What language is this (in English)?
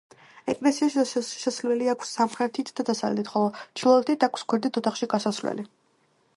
Georgian